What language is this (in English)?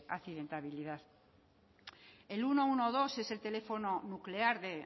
Spanish